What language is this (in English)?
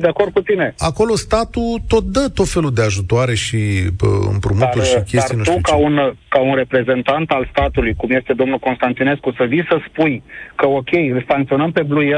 Romanian